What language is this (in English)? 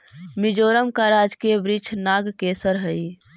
Magahi